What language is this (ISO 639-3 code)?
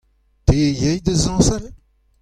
bre